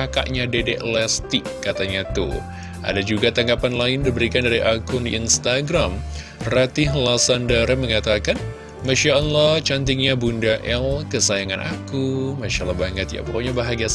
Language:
Indonesian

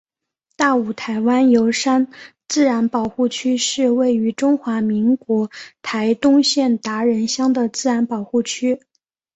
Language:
Chinese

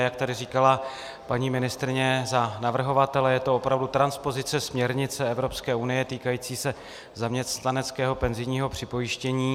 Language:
Czech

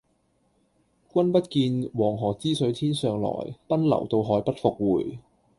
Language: Cantonese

